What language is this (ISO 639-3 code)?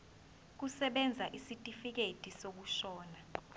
zul